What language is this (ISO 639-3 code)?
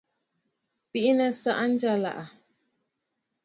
bfd